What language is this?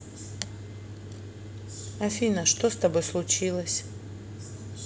Russian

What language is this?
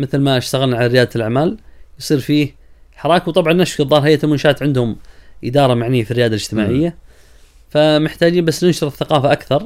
Arabic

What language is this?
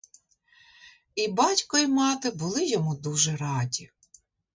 Ukrainian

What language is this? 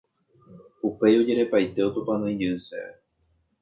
Guarani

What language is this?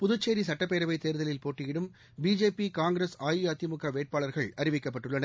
Tamil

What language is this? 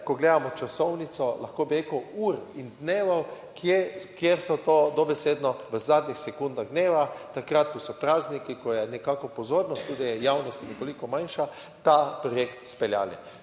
Slovenian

